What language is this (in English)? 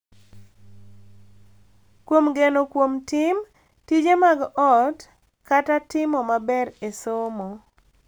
Luo (Kenya and Tanzania)